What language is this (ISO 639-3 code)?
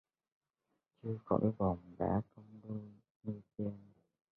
vie